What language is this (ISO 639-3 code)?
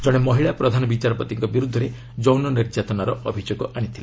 ori